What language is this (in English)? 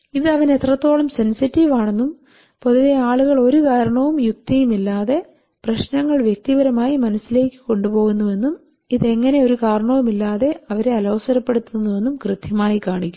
Malayalam